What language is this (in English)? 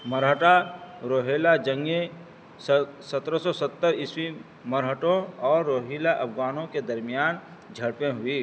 Urdu